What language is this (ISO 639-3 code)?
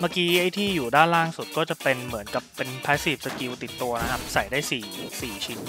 tha